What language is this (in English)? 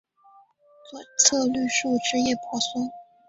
Chinese